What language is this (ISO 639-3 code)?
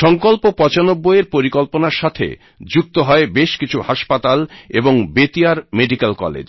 ben